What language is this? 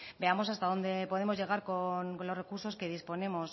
Spanish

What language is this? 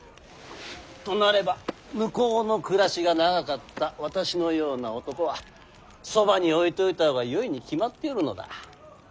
Japanese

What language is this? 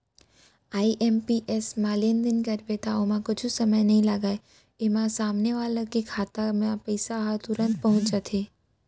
Chhattisgarhi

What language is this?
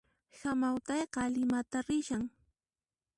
Puno Quechua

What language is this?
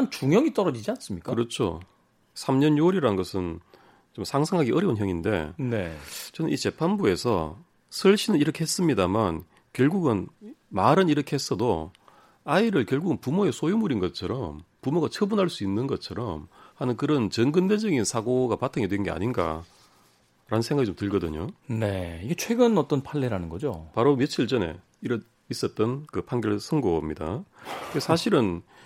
Korean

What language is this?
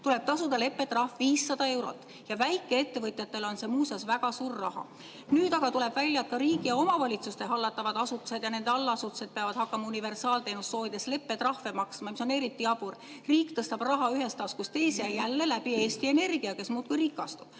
Estonian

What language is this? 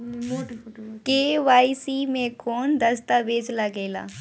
Bhojpuri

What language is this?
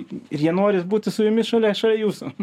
Lithuanian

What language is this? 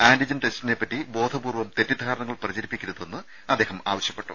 Malayalam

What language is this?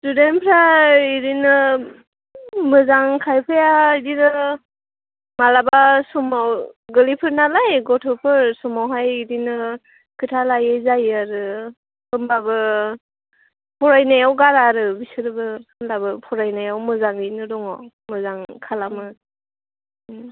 Bodo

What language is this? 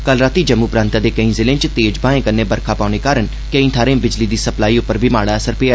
Dogri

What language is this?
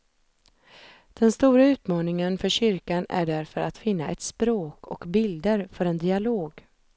Swedish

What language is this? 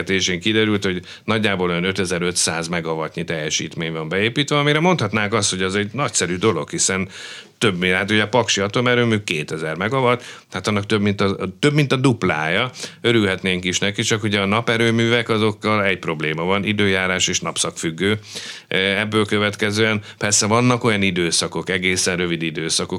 Hungarian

